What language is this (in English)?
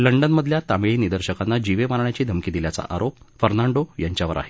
Marathi